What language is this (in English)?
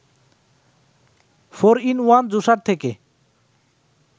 Bangla